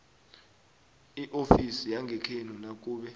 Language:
South Ndebele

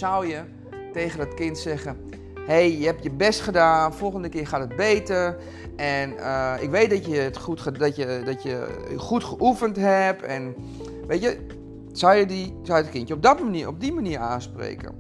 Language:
Dutch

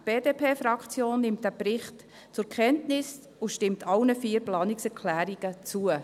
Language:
Swiss German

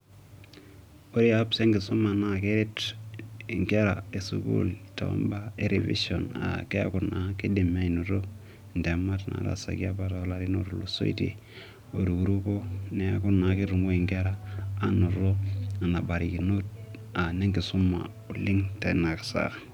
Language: Masai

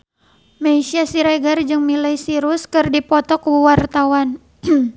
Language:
Sundanese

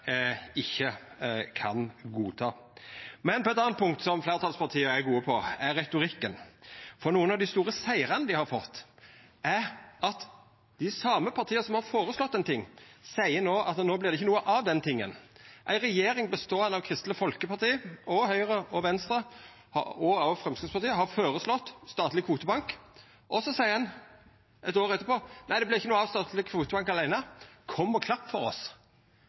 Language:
Norwegian Nynorsk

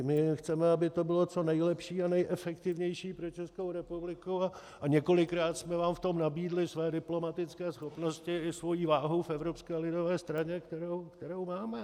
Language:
Czech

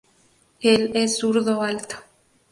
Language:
Spanish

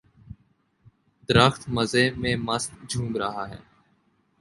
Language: Urdu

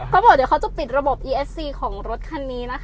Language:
Thai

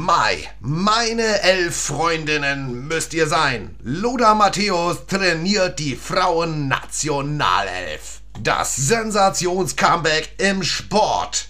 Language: German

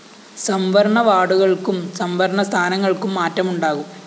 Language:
Malayalam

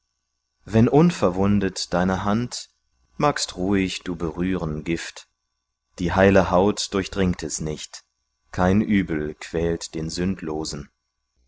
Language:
German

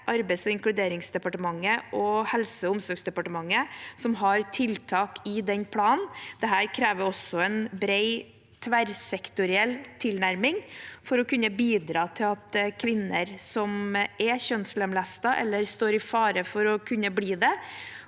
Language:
Norwegian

